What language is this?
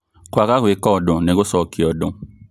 Kikuyu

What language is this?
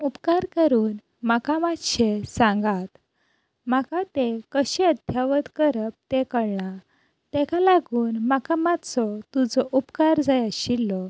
Konkani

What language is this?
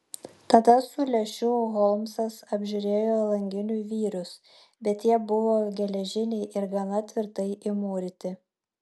Lithuanian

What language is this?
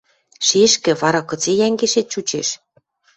Western Mari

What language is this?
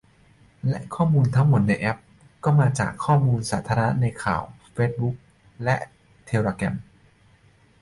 Thai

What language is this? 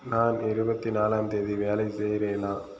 Tamil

